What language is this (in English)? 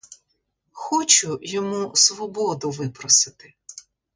Ukrainian